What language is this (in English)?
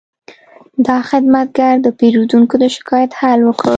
Pashto